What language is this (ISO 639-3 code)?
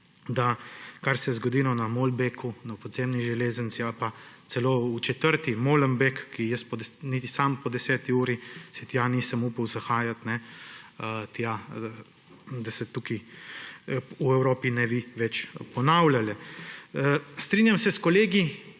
slv